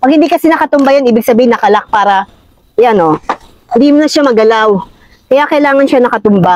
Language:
Filipino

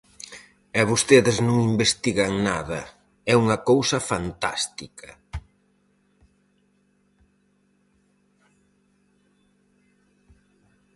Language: Galician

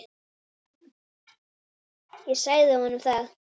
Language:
Icelandic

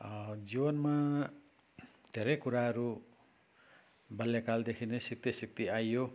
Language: Nepali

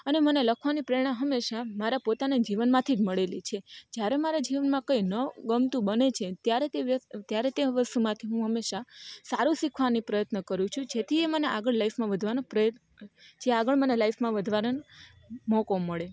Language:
Gujarati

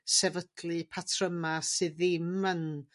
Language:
Welsh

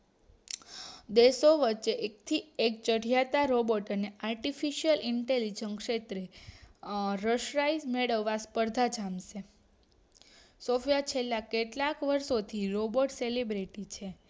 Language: Gujarati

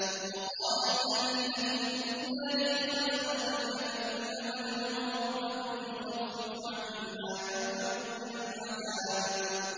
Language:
Arabic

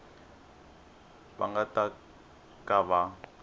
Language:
Tsonga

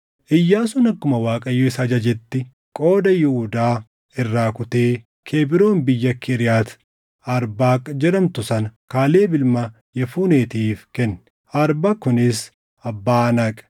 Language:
Oromo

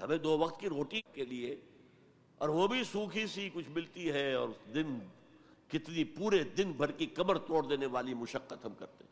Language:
Urdu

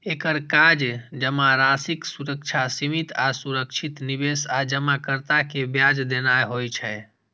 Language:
Maithili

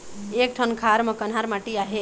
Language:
Chhattisgarhi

